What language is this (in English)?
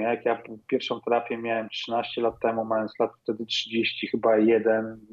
Polish